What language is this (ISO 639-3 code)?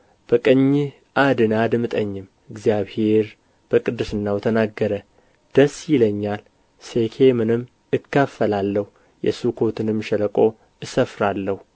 amh